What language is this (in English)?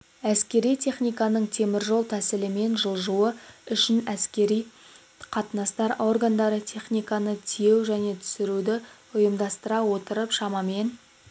Kazakh